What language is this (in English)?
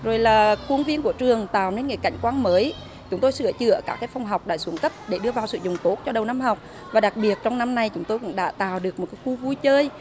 Vietnamese